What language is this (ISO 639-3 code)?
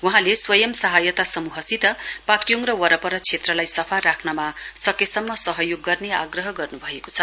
nep